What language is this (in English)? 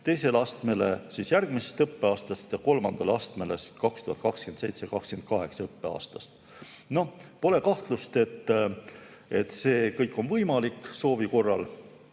Estonian